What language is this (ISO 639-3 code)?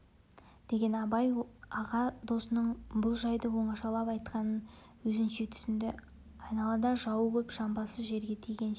kaz